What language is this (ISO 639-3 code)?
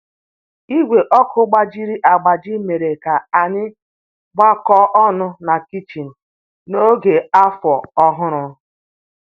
ibo